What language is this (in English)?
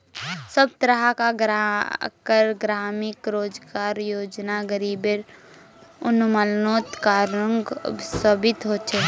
Magahi